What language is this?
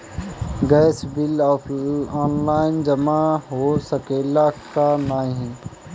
Bhojpuri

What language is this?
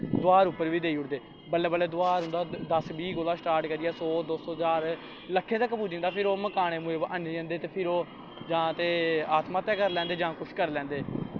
Dogri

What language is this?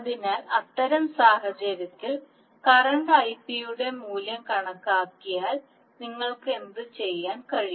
Malayalam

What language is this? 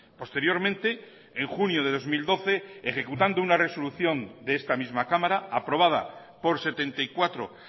Spanish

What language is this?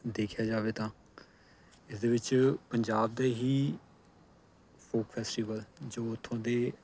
Punjabi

